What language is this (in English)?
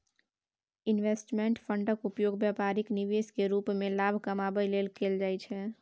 Maithili